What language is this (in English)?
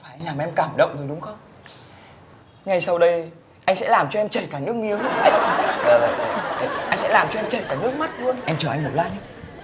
Vietnamese